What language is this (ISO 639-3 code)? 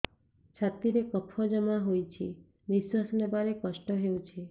ori